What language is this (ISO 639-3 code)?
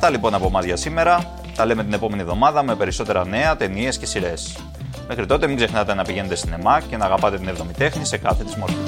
ell